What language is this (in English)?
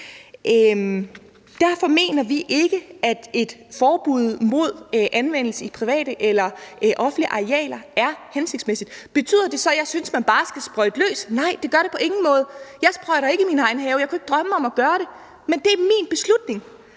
Danish